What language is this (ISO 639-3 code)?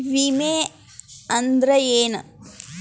kan